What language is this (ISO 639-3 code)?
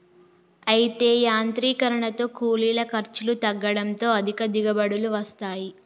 tel